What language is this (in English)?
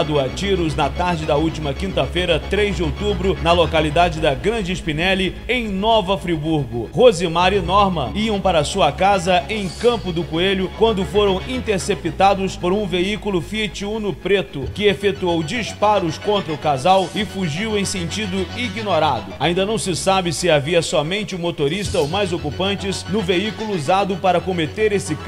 Portuguese